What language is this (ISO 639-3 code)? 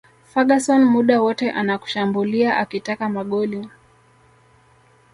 swa